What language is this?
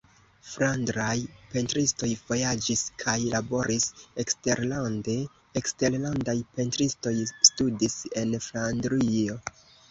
Esperanto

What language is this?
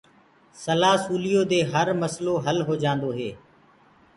Gurgula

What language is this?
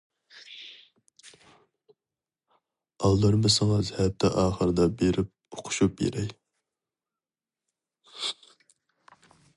Uyghur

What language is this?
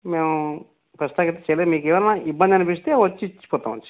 Telugu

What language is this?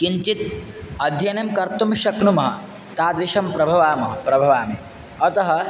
Sanskrit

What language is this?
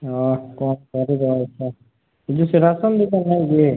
Odia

